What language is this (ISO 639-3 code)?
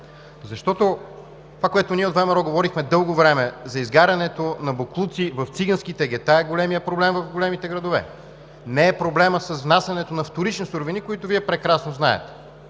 bul